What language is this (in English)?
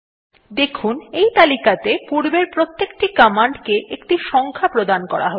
Bangla